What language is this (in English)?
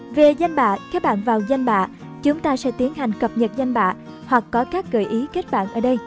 Vietnamese